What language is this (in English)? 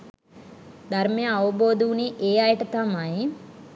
Sinhala